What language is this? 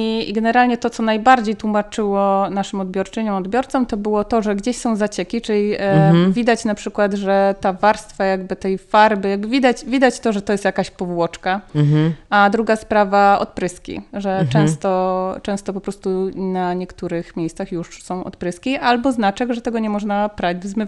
Polish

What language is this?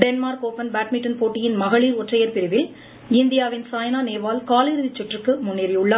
Tamil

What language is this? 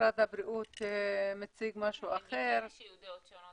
Hebrew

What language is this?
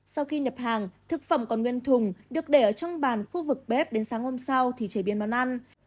Vietnamese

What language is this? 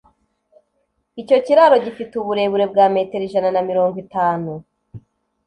Kinyarwanda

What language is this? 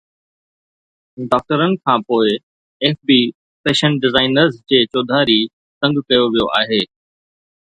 Sindhi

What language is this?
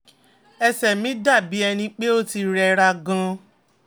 Yoruba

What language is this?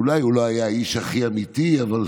Hebrew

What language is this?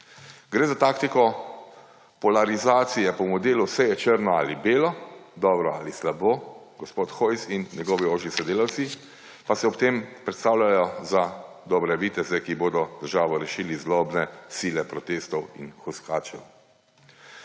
Slovenian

